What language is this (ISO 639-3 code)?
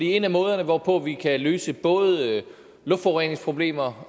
dan